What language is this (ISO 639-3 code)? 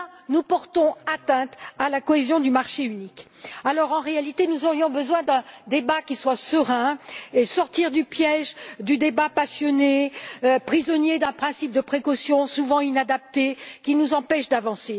fra